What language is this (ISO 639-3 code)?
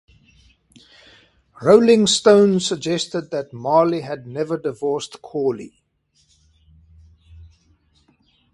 eng